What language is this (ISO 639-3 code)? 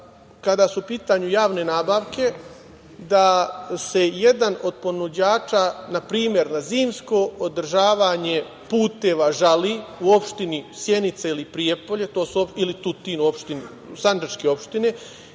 srp